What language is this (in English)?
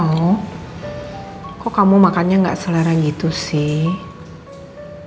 Indonesian